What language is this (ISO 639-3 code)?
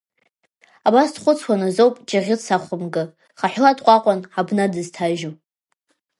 abk